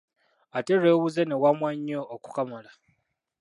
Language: Ganda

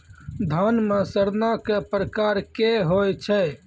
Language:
Maithili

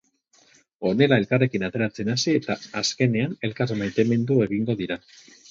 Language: Basque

